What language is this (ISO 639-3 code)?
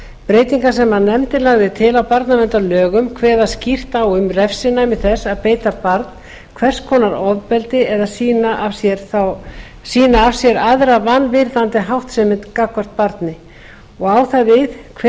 isl